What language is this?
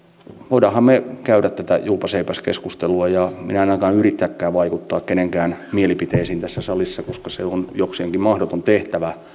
Finnish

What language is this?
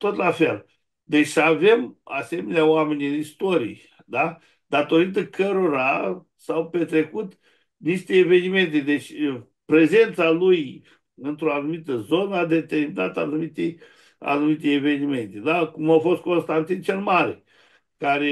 Romanian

